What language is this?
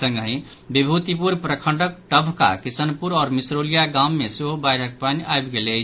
Maithili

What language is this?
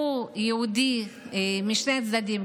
Hebrew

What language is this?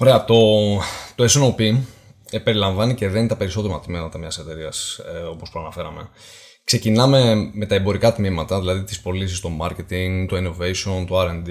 Greek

